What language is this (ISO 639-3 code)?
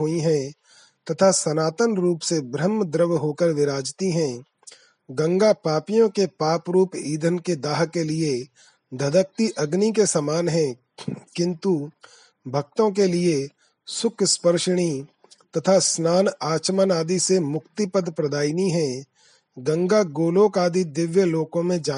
hin